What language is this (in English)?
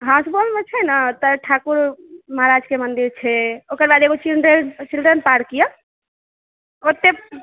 Maithili